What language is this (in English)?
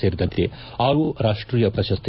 Kannada